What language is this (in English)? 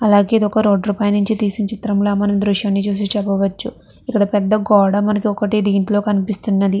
Telugu